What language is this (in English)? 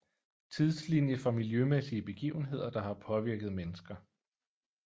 Danish